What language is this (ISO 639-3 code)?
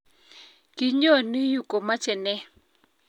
kln